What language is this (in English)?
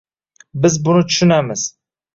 Uzbek